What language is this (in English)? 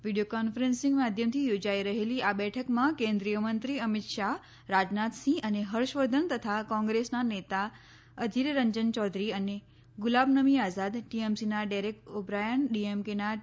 Gujarati